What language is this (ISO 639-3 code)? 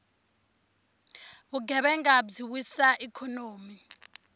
tso